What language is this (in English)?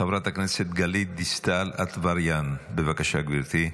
Hebrew